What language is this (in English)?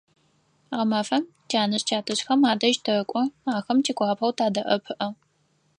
Adyghe